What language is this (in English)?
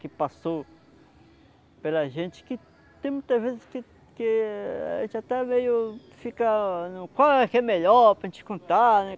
Portuguese